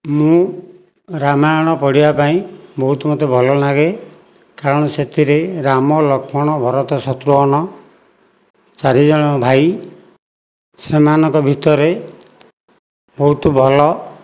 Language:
Odia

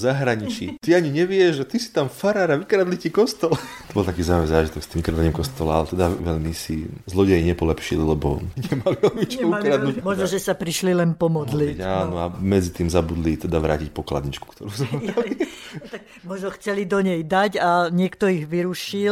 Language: Slovak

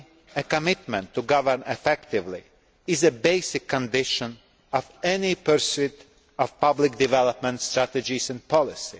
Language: English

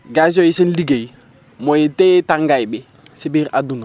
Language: Wolof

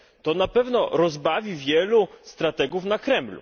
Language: Polish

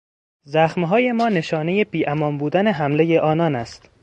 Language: Persian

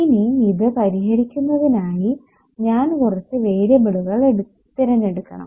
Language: Malayalam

